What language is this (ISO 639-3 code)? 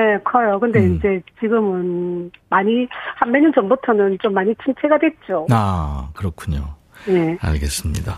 kor